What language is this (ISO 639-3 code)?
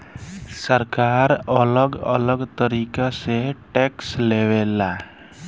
bho